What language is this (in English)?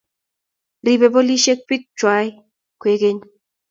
Kalenjin